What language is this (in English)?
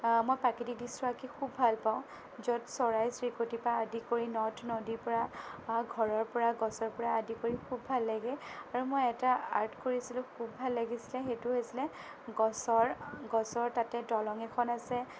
Assamese